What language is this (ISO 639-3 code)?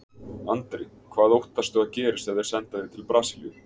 isl